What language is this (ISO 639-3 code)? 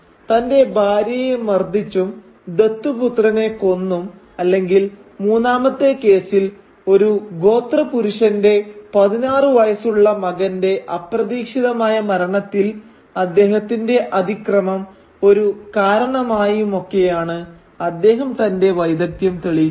mal